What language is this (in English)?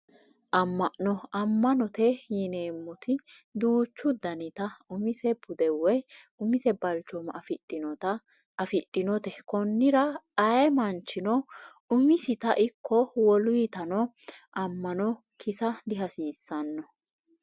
Sidamo